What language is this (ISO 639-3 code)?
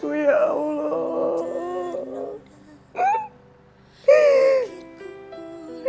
ind